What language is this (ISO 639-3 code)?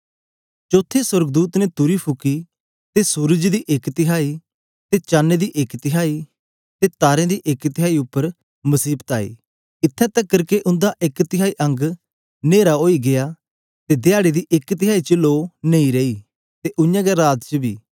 doi